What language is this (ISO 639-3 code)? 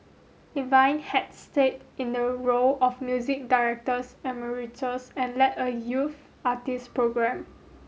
eng